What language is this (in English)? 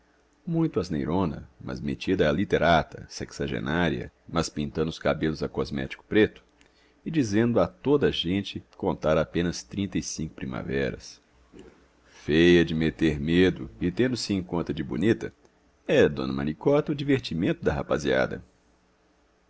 Portuguese